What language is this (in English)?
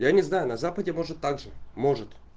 Russian